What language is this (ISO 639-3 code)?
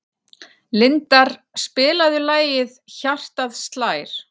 isl